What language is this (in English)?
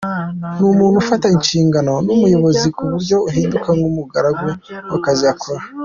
Kinyarwanda